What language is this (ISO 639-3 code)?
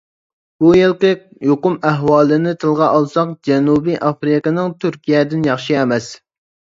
uig